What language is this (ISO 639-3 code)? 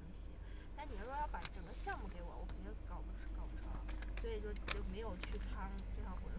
zho